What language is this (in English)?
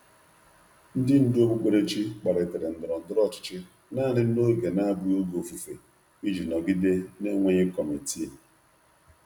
Igbo